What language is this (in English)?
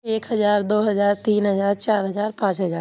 Urdu